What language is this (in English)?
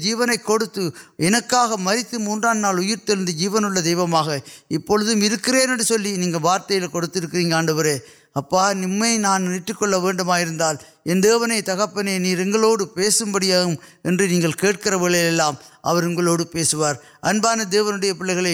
Urdu